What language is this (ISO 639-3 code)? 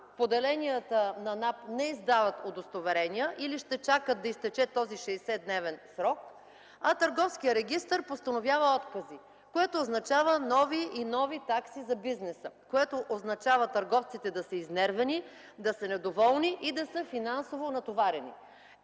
bul